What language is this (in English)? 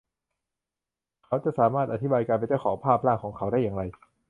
Thai